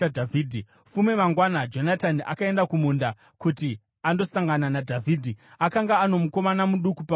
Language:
Shona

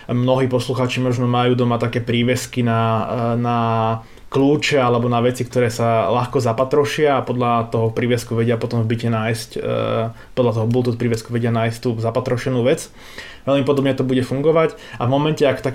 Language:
Slovak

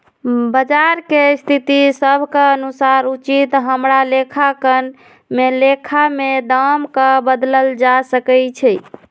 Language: Magahi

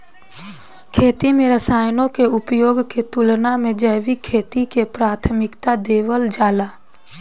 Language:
Bhojpuri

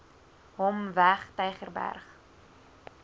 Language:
Afrikaans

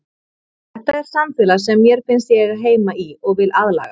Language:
Icelandic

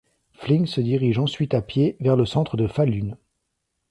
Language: French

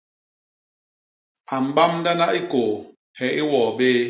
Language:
Basaa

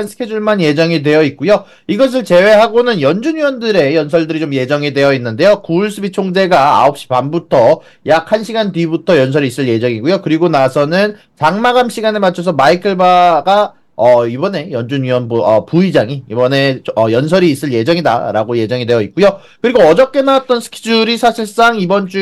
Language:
Korean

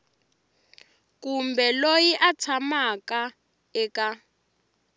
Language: Tsonga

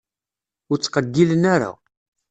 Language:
Kabyle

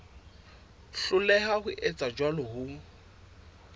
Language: Southern Sotho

